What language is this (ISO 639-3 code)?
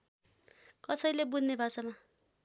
nep